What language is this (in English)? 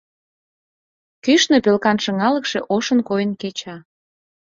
Mari